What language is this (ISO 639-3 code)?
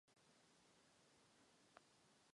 ces